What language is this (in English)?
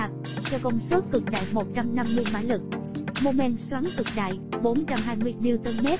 Vietnamese